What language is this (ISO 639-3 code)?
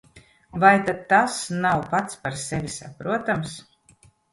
lav